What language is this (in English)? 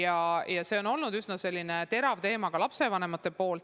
Estonian